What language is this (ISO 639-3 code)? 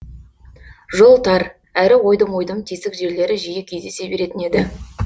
kaz